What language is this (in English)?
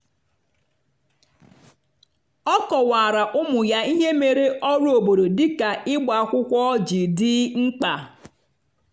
Igbo